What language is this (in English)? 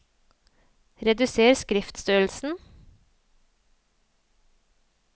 Norwegian